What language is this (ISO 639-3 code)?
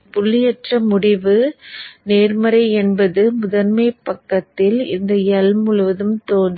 tam